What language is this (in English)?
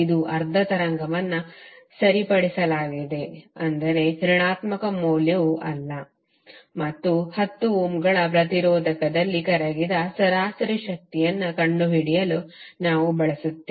Kannada